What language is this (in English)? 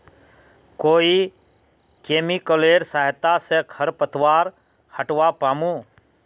Magahi